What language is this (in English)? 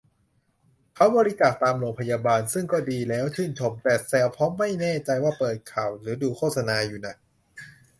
Thai